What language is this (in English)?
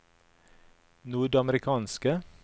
Norwegian